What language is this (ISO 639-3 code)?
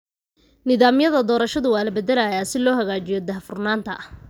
som